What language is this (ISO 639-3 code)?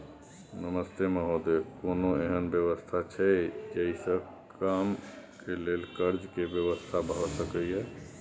mai